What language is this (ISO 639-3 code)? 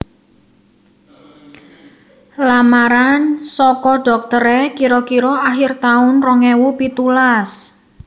jav